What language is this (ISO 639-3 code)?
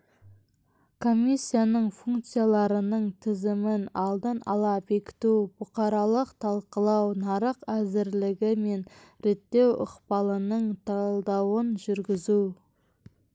kaz